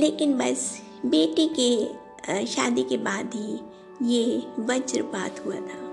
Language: Hindi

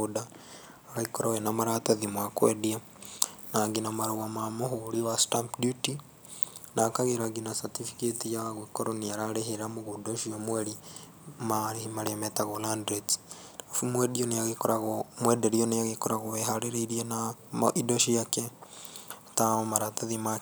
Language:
Kikuyu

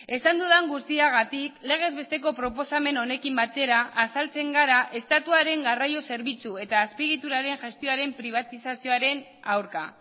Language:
Basque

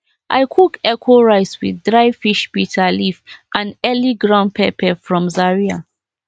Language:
Nigerian Pidgin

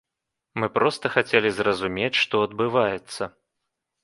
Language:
Belarusian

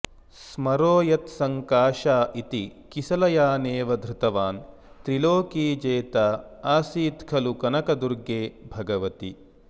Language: Sanskrit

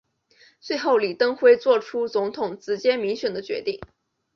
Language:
Chinese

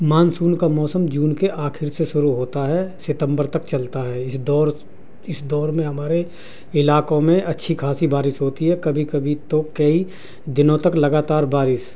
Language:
Urdu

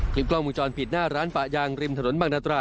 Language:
Thai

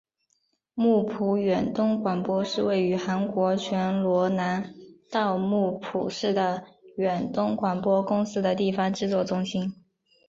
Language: Chinese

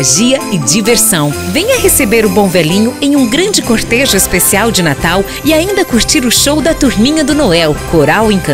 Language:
Portuguese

